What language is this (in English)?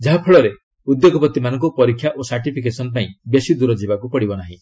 Odia